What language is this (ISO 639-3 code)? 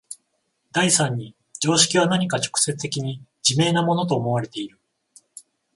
jpn